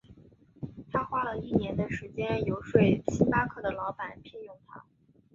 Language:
Chinese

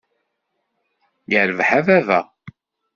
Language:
Kabyle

